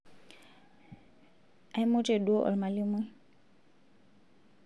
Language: Masai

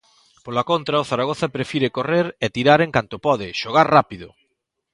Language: Galician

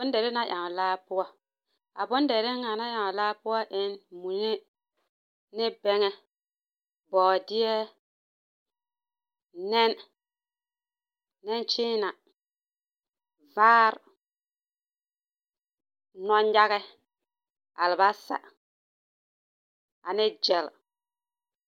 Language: Southern Dagaare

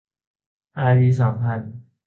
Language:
Thai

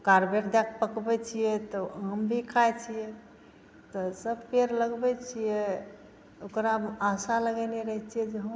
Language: Maithili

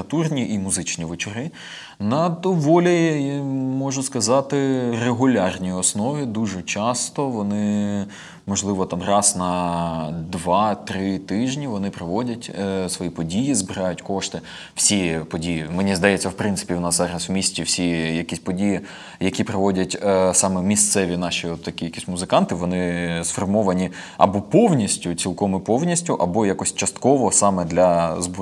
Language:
Ukrainian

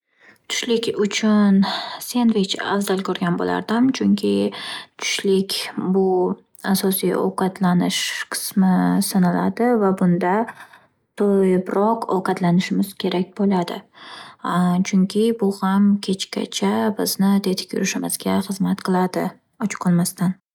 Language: Uzbek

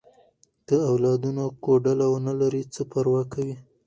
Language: Pashto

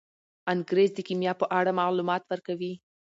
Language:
Pashto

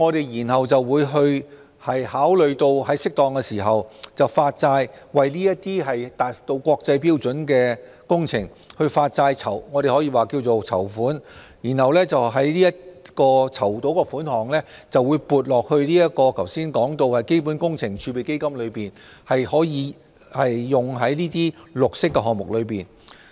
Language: Cantonese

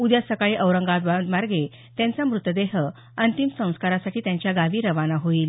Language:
Marathi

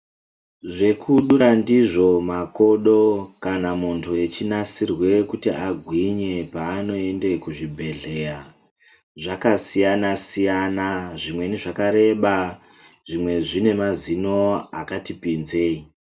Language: Ndau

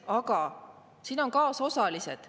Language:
Estonian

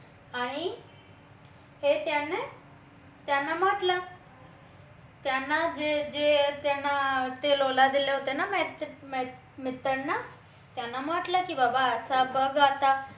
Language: Marathi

